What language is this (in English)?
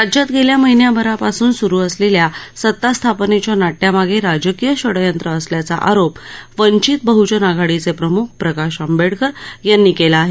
Marathi